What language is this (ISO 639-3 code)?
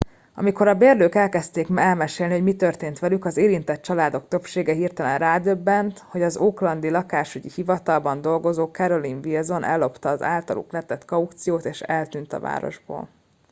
hun